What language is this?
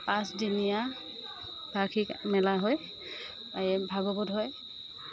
Assamese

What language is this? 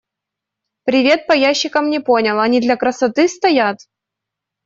Russian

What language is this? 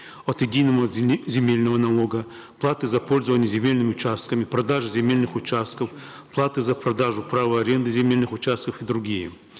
Kazakh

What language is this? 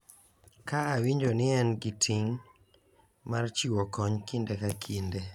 Luo (Kenya and Tanzania)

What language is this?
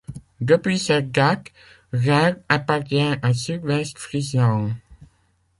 French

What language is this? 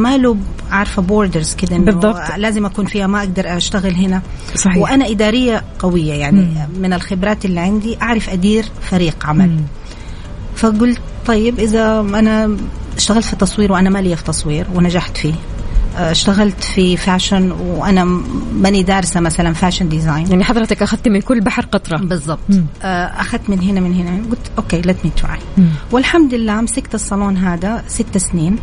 Arabic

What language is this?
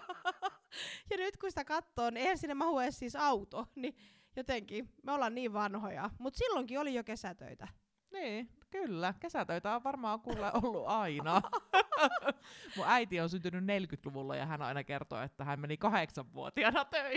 Finnish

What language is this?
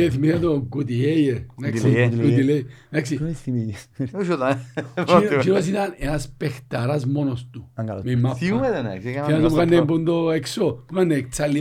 Greek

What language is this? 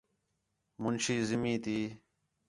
Khetrani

